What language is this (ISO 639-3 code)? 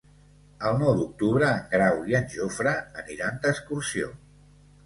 cat